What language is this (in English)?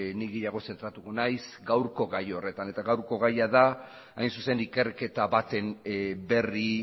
Basque